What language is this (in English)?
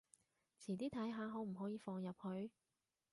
Cantonese